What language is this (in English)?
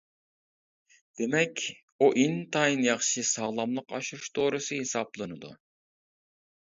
Uyghur